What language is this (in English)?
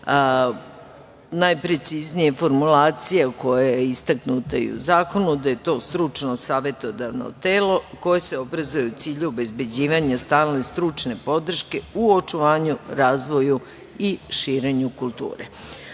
Serbian